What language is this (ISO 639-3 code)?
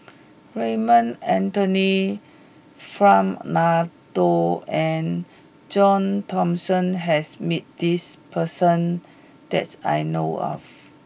eng